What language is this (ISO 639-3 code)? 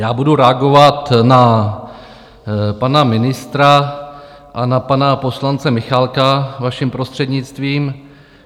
ces